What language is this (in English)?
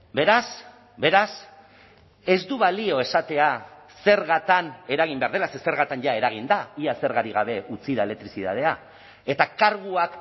Basque